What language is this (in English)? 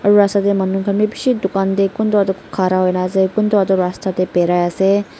Naga Pidgin